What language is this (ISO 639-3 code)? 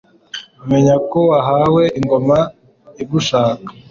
kin